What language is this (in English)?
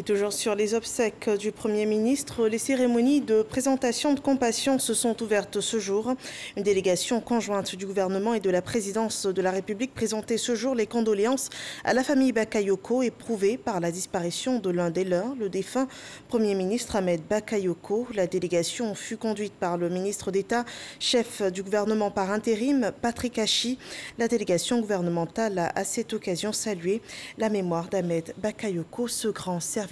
French